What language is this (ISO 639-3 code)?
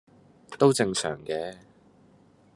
yue